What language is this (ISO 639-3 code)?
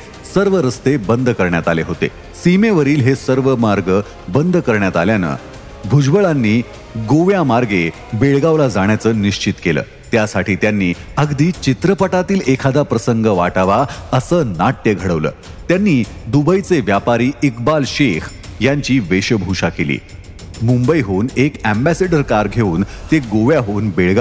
mar